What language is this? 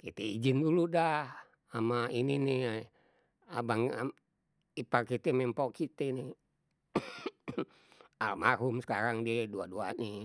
Betawi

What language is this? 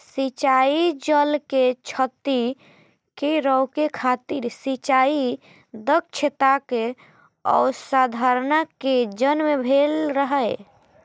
Maithili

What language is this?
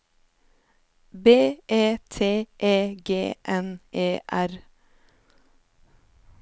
Norwegian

